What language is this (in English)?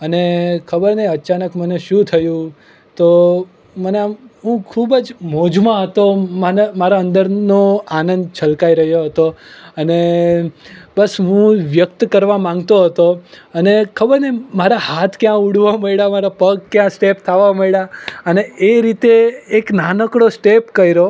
Gujarati